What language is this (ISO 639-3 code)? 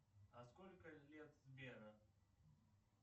rus